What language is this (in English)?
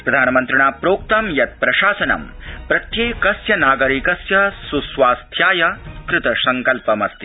Sanskrit